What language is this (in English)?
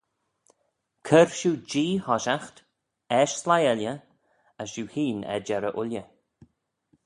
Manx